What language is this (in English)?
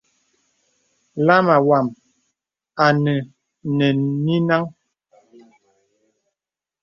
Bebele